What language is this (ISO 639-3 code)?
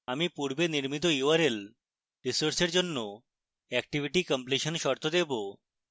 ben